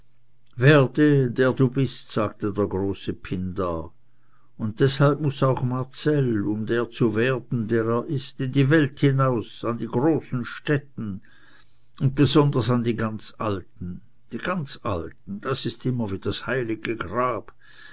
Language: German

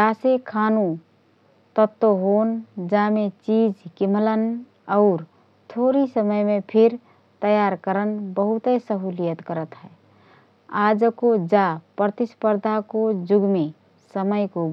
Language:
Rana Tharu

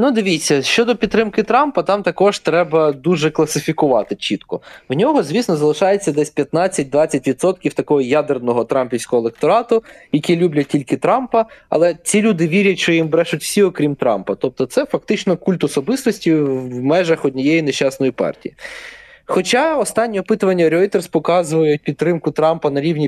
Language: Ukrainian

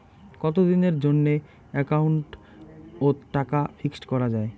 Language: Bangla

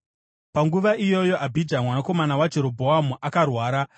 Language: Shona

